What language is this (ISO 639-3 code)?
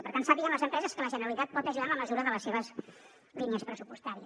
cat